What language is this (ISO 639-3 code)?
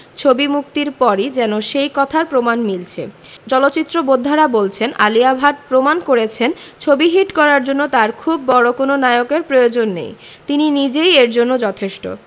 ben